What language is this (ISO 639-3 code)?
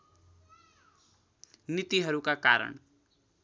nep